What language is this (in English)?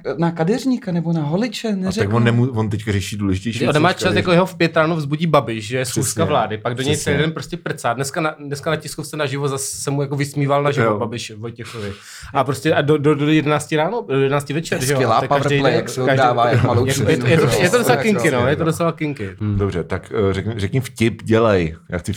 Czech